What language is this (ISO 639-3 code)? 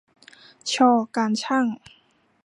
tha